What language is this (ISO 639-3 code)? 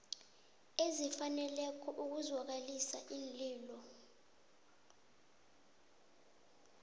nbl